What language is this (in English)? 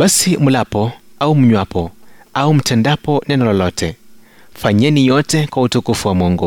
Swahili